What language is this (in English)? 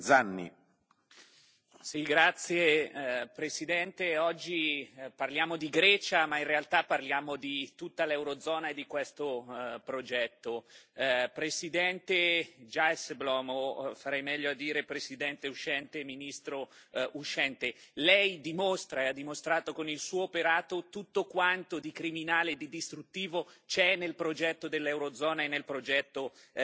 Italian